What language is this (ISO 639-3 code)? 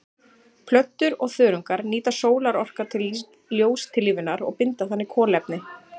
isl